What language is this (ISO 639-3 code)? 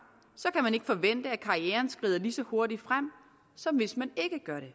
dan